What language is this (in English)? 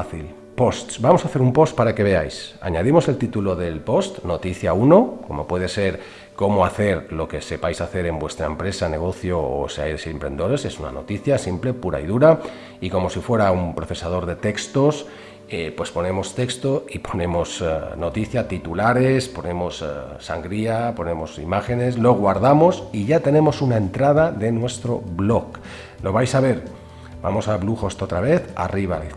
Spanish